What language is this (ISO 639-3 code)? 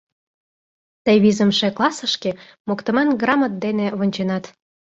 chm